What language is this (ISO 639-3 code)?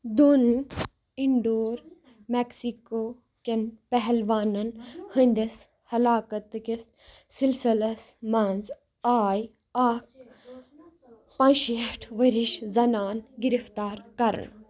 kas